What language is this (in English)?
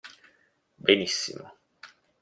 Italian